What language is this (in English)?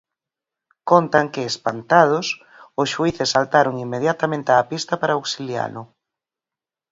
Galician